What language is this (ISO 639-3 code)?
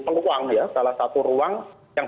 ind